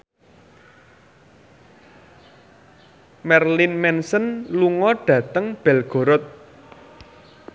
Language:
Javanese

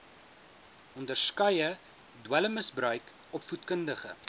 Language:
Afrikaans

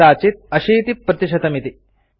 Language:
Sanskrit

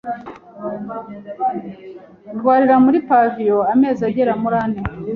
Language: Kinyarwanda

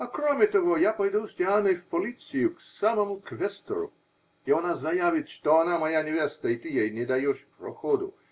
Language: Russian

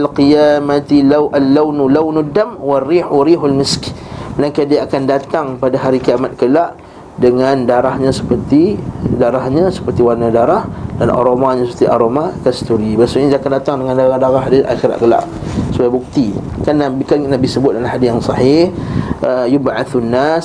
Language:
Malay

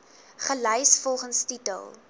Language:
Afrikaans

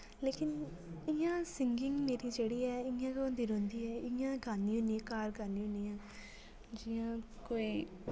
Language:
Dogri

